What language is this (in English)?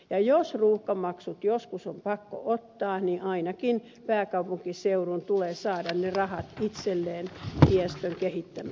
Finnish